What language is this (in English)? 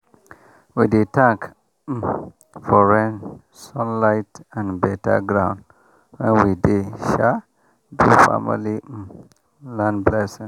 Nigerian Pidgin